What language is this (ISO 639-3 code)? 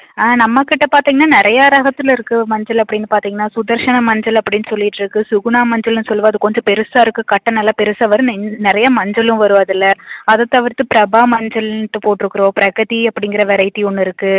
tam